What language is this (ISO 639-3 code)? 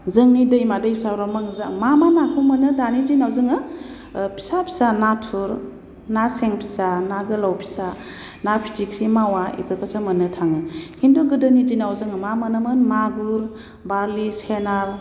brx